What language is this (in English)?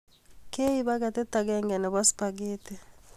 Kalenjin